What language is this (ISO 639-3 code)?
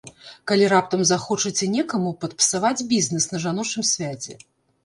bel